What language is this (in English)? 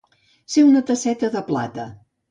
Catalan